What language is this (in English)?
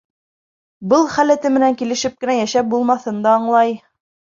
Bashkir